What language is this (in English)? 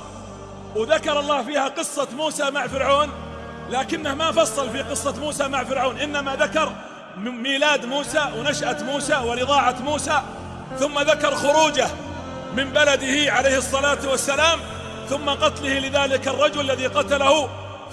Arabic